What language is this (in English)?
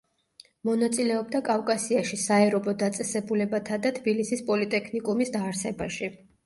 Georgian